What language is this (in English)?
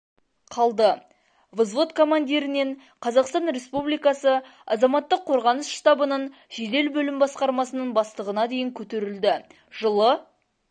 Kazakh